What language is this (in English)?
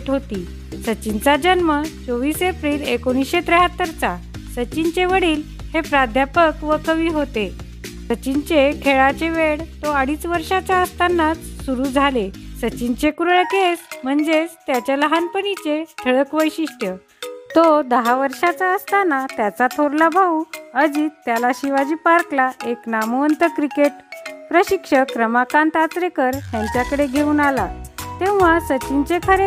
Marathi